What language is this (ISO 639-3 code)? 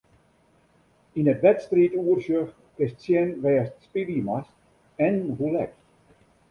fry